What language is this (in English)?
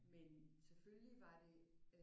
Danish